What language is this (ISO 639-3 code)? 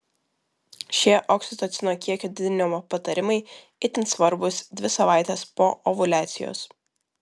lit